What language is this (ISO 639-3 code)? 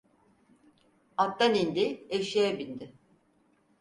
tur